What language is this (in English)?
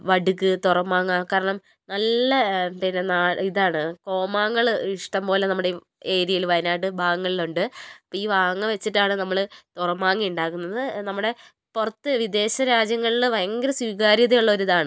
Malayalam